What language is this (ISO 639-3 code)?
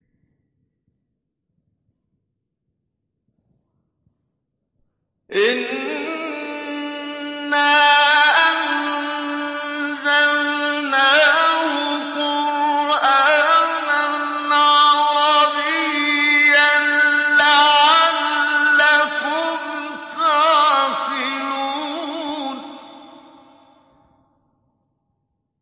ara